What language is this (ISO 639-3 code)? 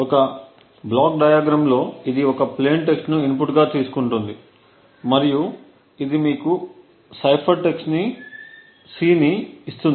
tel